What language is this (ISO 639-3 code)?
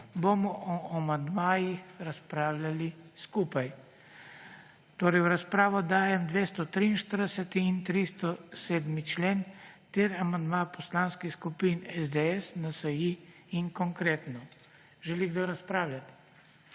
slv